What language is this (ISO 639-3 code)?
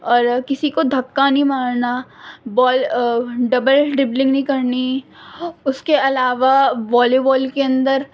urd